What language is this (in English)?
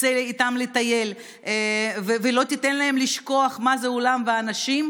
Hebrew